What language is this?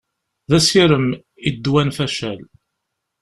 Kabyle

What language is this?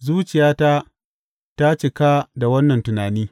Hausa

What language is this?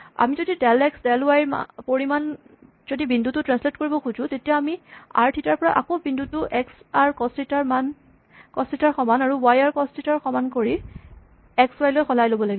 Assamese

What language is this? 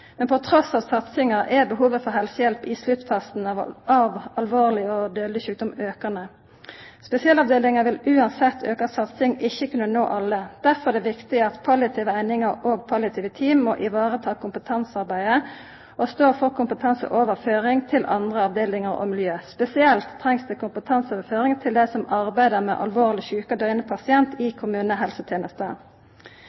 Norwegian Nynorsk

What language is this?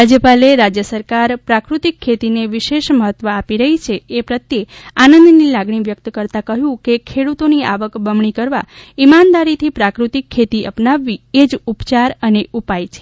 Gujarati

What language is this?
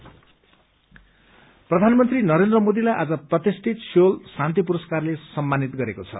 Nepali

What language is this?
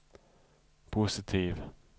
Swedish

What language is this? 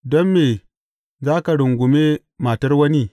Hausa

